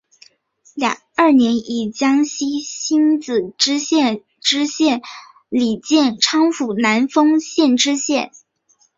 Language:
Chinese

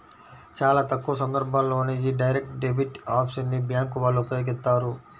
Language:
Telugu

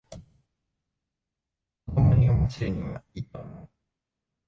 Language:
Japanese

